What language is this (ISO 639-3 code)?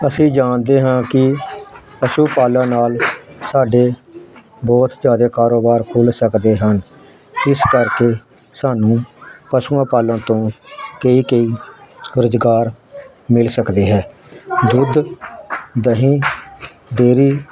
pan